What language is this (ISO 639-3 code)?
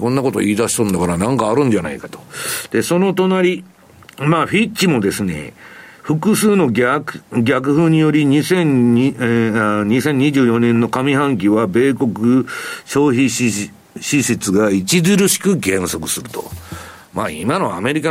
jpn